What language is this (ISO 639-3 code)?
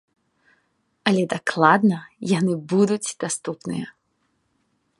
bel